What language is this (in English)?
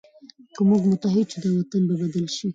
Pashto